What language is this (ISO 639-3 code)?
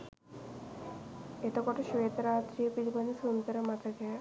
sin